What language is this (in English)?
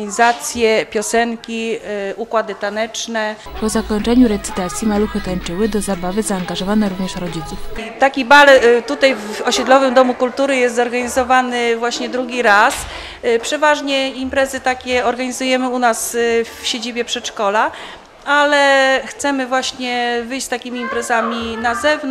Polish